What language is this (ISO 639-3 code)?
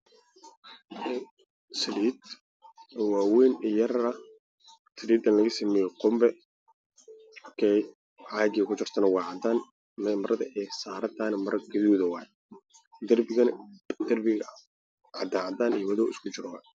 som